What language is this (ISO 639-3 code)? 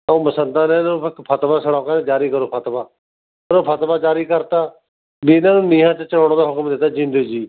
pan